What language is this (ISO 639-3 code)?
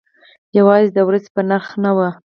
pus